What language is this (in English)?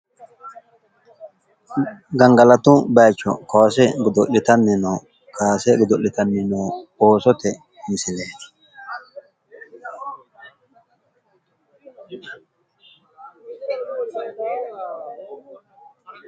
Sidamo